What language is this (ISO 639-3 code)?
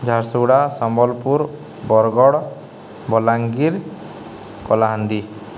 ori